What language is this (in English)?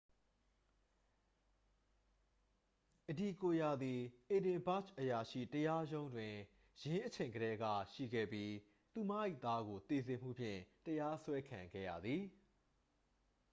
Burmese